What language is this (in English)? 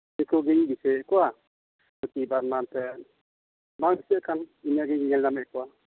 Santali